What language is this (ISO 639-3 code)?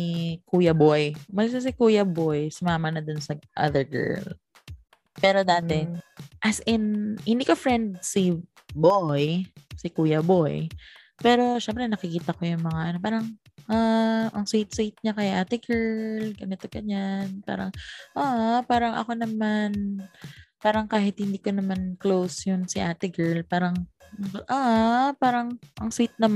fil